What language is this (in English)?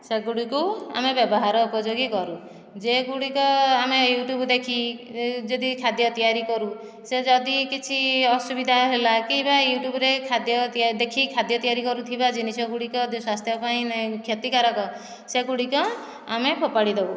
Odia